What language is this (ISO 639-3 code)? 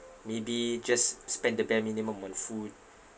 eng